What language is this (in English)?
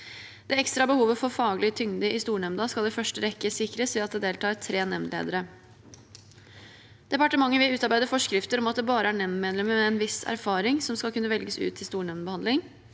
Norwegian